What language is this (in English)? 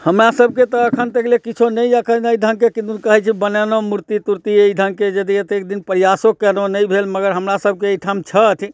Maithili